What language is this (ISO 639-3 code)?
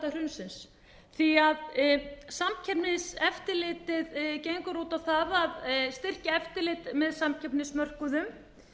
isl